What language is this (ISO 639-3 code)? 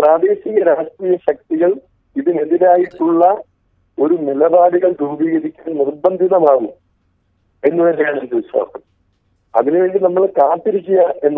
mal